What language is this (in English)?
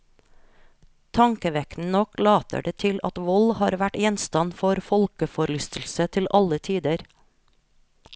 Norwegian